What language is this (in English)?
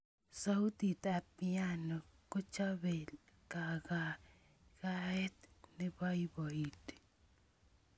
Kalenjin